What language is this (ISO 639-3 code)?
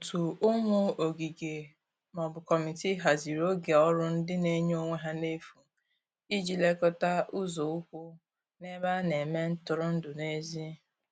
ibo